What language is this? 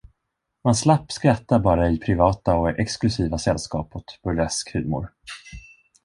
Swedish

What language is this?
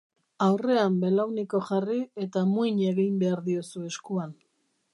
Basque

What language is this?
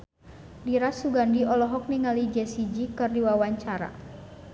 Sundanese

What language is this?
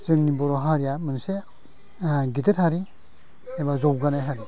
Bodo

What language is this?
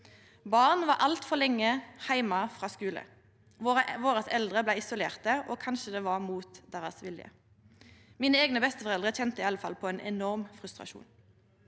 Norwegian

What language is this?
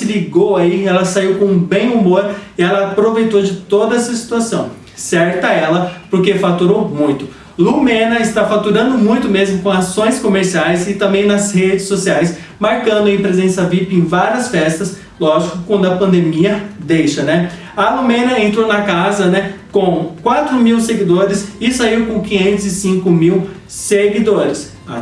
Portuguese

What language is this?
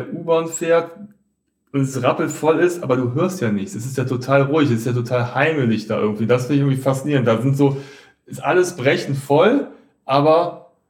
German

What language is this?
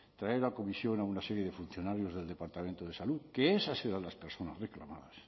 Spanish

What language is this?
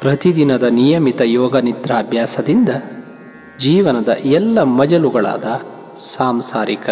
Kannada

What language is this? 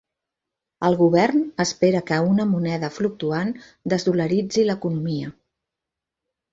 Catalan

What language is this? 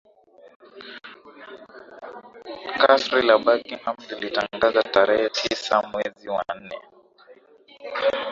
Swahili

